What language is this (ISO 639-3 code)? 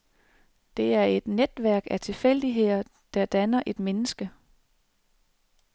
dan